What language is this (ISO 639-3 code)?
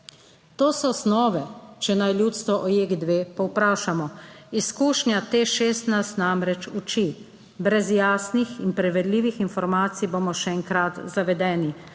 slv